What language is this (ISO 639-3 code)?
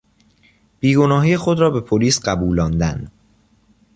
fas